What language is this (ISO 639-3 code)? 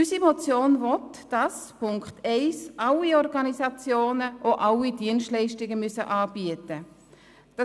gsw